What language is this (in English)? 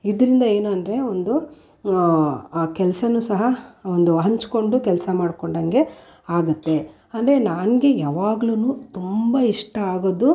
Kannada